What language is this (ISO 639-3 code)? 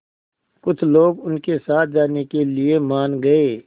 hin